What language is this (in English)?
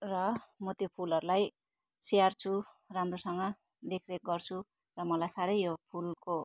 Nepali